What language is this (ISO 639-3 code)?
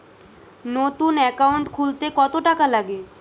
ben